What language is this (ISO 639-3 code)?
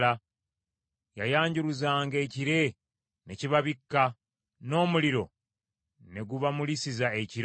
lug